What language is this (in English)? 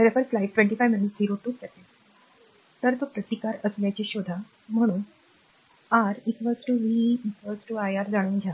Marathi